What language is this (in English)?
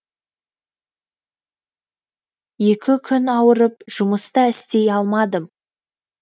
Kazakh